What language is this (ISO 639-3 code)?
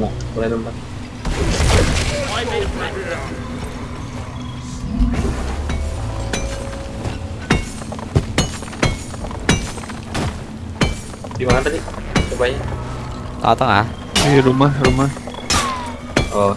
ind